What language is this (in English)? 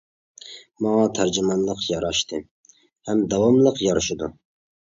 Uyghur